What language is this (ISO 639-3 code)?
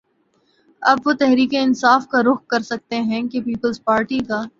urd